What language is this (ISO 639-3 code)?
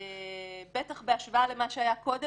heb